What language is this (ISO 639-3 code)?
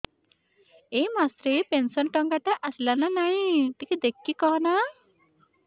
ori